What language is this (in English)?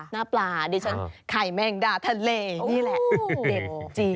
Thai